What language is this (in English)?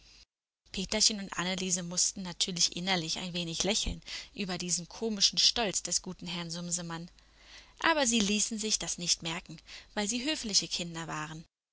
German